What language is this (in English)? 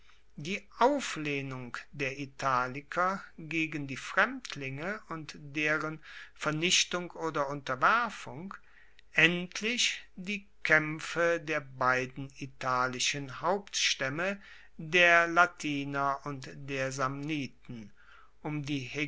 German